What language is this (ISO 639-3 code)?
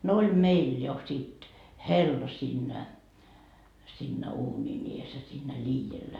fin